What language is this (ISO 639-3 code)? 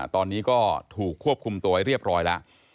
tha